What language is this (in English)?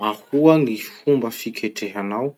Masikoro Malagasy